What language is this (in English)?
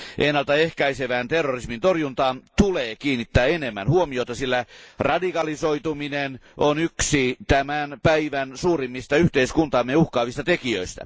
Finnish